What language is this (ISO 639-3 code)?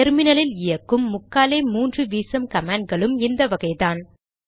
tam